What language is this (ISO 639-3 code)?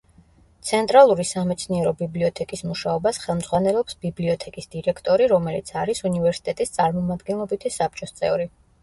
kat